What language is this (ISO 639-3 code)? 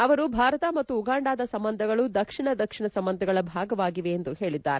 kan